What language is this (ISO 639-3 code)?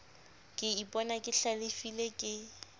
sot